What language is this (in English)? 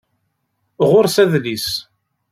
Kabyle